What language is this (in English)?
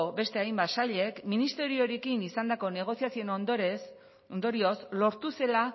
Basque